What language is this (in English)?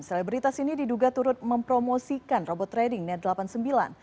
Indonesian